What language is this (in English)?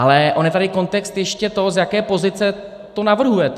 Czech